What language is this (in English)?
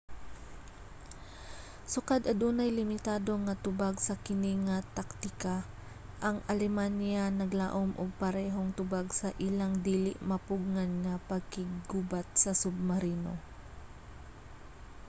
Cebuano